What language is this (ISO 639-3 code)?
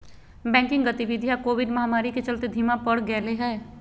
mag